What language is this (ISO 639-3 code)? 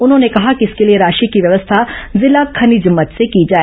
hin